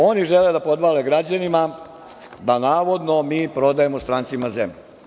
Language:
Serbian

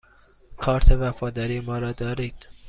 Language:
Persian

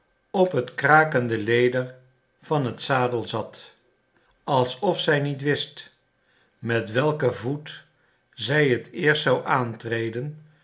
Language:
Dutch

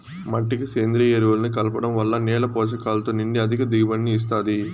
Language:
Telugu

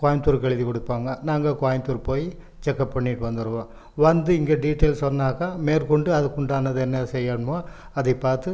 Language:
Tamil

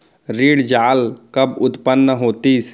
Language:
Chhattisgarhi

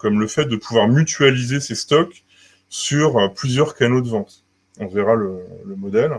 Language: French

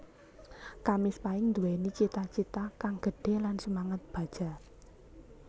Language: Javanese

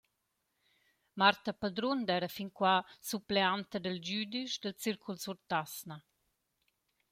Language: Romansh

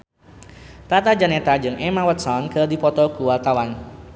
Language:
Sundanese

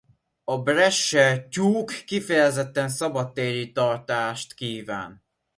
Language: Hungarian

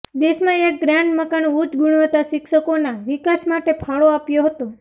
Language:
Gujarati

